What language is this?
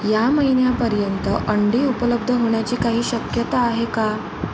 Marathi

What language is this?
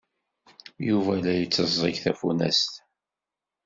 Kabyle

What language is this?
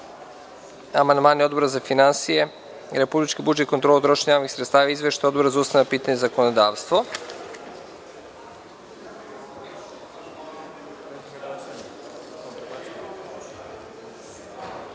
Serbian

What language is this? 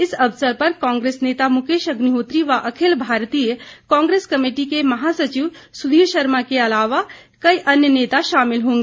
Hindi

